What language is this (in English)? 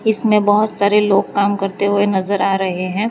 Hindi